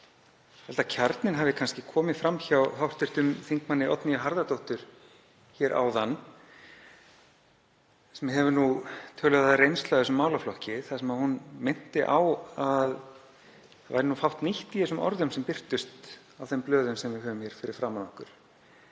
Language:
Icelandic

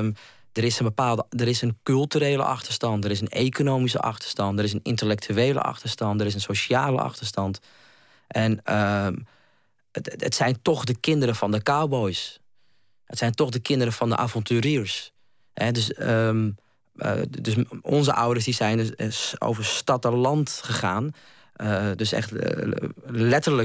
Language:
Dutch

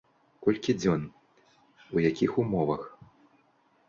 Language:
Belarusian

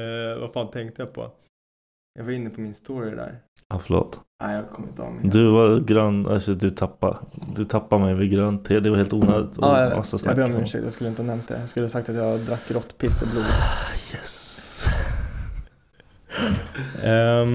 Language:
Swedish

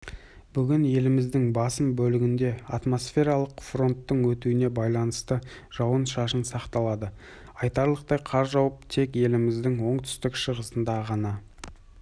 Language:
Kazakh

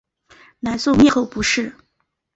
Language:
Chinese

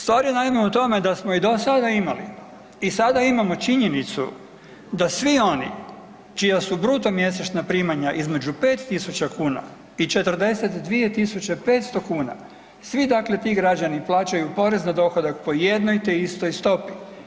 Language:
Croatian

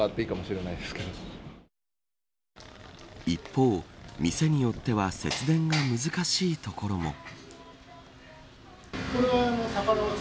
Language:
Japanese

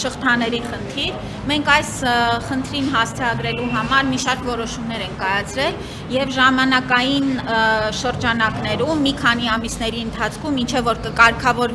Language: Romanian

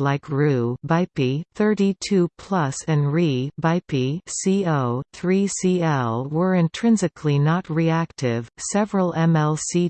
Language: English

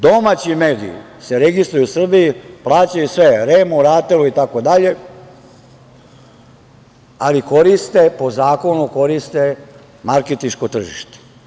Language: Serbian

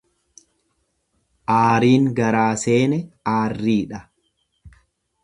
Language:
Oromo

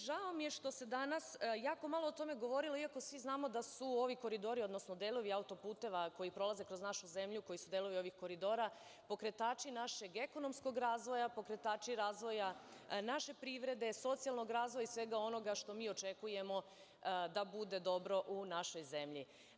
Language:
Serbian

